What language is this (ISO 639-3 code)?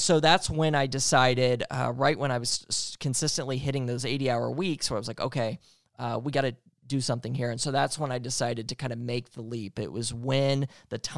eng